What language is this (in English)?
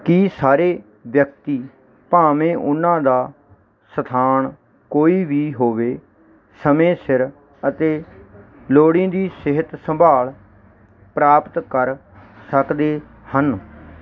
Punjabi